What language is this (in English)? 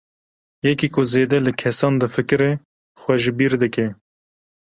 Kurdish